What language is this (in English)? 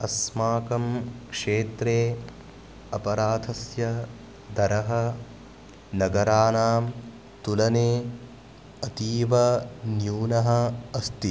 Sanskrit